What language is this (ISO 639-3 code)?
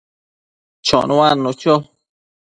mcf